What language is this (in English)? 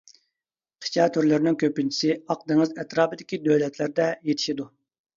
Uyghur